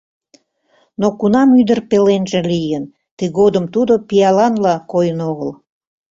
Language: Mari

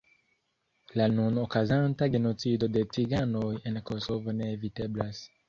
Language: Esperanto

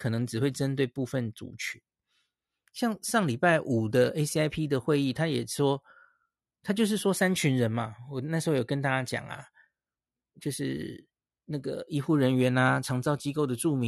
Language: Chinese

